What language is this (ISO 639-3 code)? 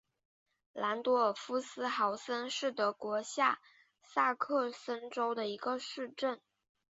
zho